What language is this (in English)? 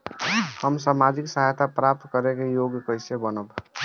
Bhojpuri